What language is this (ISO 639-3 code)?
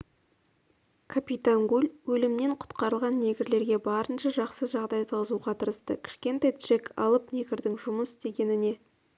kaz